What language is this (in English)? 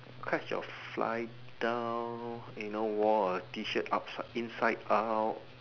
English